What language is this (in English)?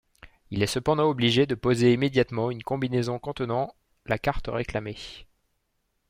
French